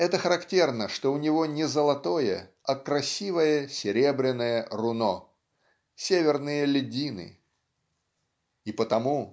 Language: Russian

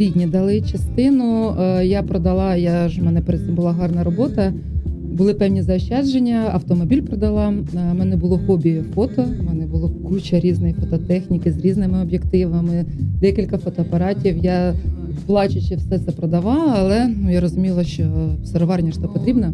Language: Ukrainian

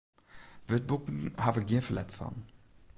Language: Western Frisian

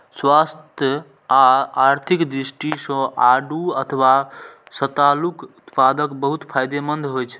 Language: Maithili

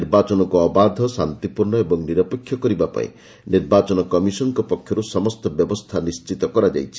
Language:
Odia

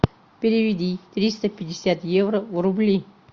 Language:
Russian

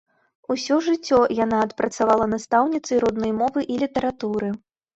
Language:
Belarusian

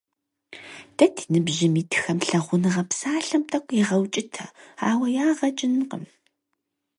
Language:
Kabardian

